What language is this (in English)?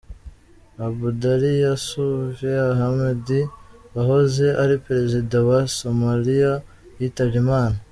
Kinyarwanda